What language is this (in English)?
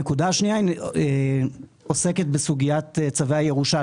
Hebrew